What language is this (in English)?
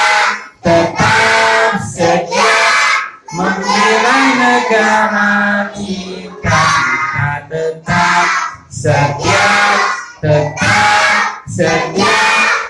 Indonesian